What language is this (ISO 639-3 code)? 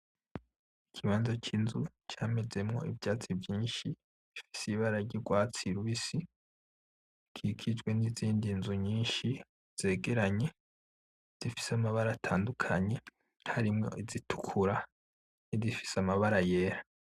run